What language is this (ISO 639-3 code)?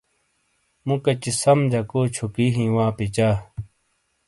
scl